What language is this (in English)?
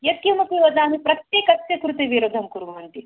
Sanskrit